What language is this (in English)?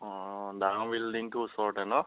Assamese